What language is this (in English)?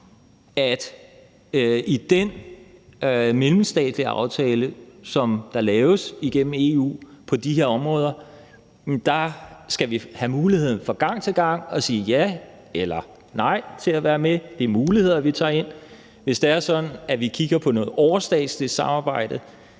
Danish